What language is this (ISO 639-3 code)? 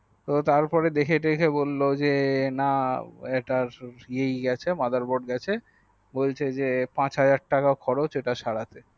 ben